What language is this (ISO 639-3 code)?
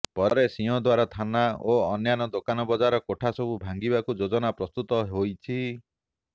ori